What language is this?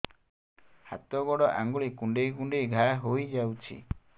Odia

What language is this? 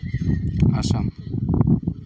Santali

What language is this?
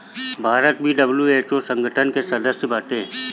Bhojpuri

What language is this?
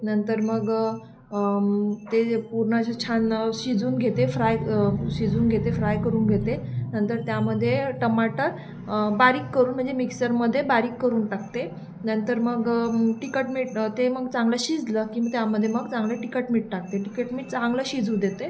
Marathi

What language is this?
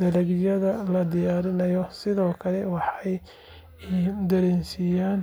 Somali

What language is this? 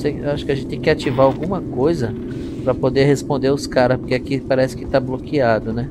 Portuguese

